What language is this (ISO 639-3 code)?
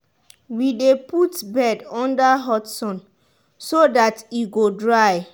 pcm